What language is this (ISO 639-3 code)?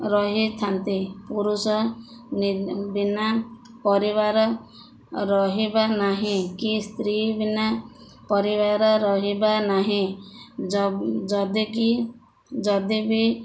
ori